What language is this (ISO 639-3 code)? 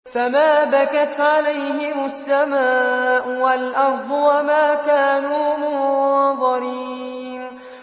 ara